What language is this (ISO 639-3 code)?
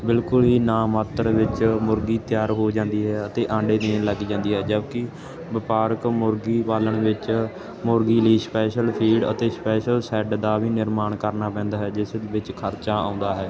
pan